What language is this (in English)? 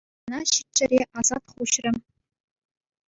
Chuvash